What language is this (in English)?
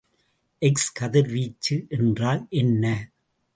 Tamil